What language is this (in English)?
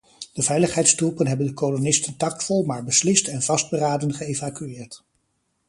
Dutch